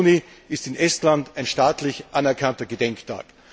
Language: German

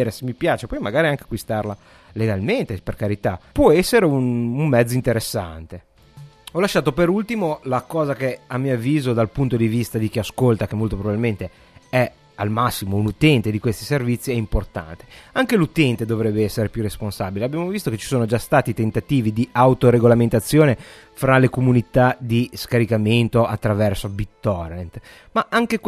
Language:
Italian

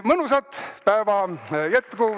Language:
Estonian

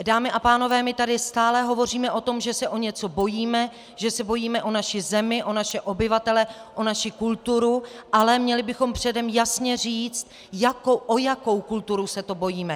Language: Czech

